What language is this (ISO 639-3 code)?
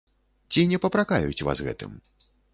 bel